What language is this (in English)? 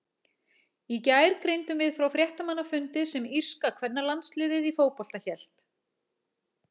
Icelandic